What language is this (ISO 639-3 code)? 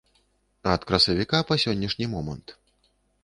bel